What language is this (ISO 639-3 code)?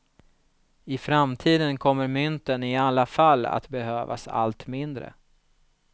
swe